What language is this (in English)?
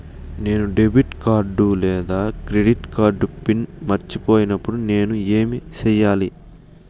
Telugu